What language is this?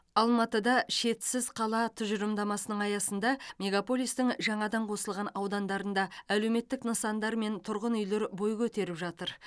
Kazakh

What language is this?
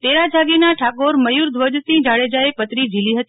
Gujarati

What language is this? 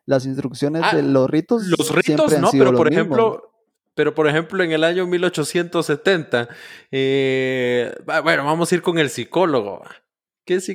Spanish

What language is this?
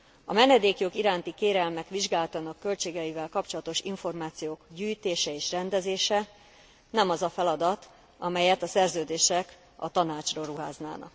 Hungarian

